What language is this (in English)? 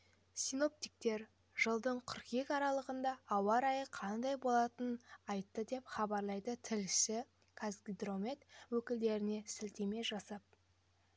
Kazakh